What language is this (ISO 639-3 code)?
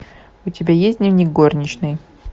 rus